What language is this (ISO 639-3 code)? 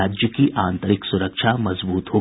hin